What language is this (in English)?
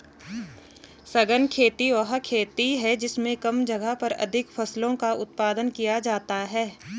Hindi